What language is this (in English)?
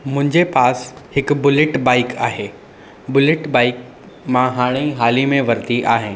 Sindhi